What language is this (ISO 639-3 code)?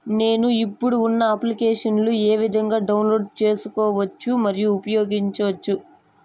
tel